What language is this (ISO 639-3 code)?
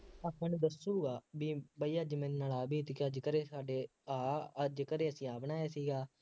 pan